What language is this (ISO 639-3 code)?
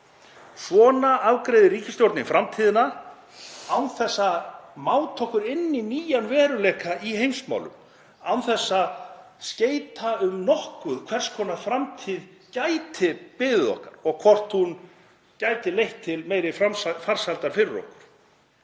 isl